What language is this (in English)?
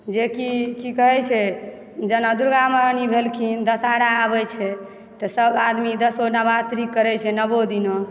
Maithili